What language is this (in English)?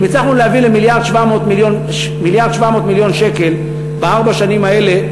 Hebrew